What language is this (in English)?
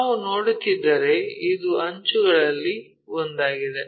Kannada